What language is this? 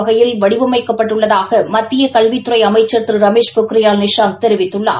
Tamil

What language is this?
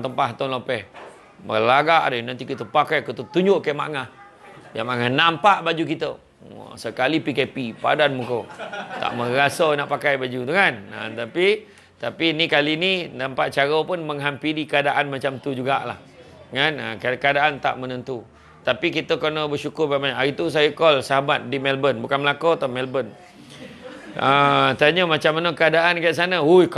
Malay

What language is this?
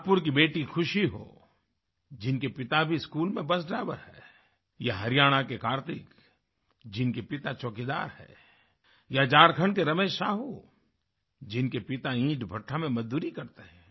Hindi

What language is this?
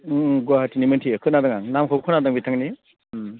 Bodo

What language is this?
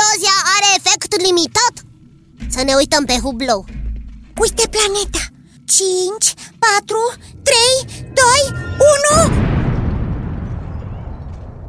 Romanian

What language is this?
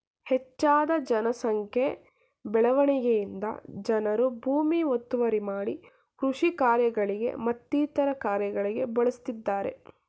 Kannada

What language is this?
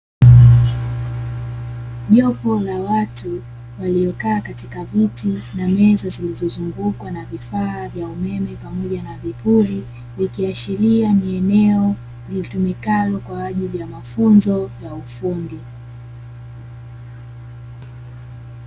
Swahili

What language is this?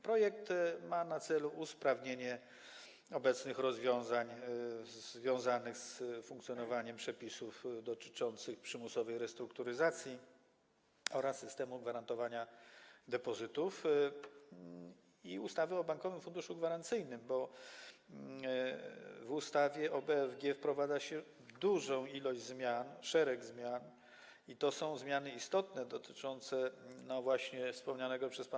Polish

